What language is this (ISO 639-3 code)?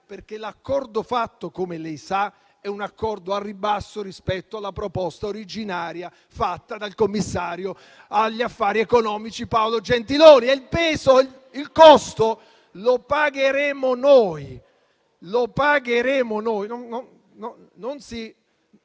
ita